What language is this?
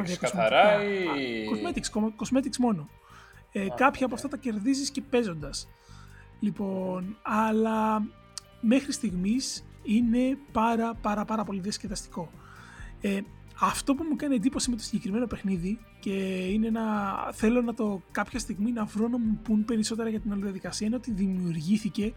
Greek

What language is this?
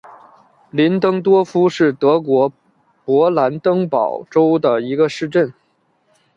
Chinese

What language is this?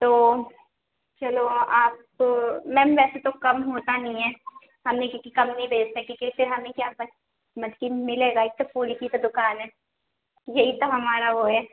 Urdu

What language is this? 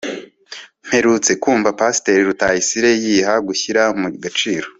Kinyarwanda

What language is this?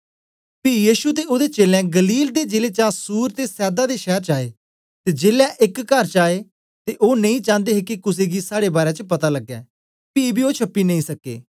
Dogri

